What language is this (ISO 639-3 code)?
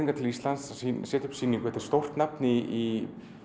isl